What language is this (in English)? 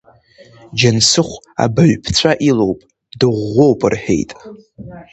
Abkhazian